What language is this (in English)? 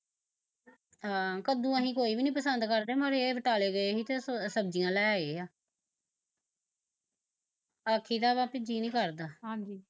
Punjabi